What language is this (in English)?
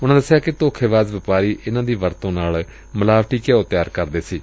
Punjabi